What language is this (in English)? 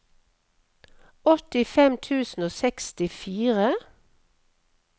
Norwegian